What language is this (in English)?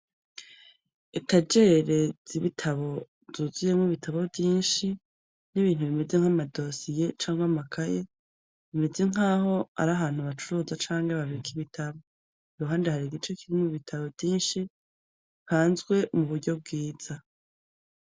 Rundi